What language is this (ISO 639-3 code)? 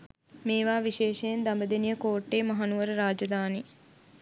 sin